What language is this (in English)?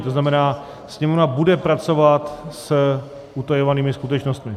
Czech